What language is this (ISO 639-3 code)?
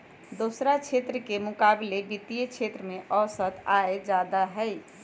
mag